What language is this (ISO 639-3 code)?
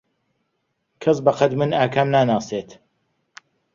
ckb